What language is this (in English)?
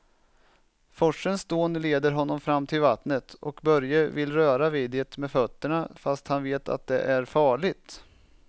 Swedish